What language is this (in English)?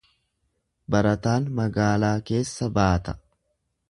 Oromo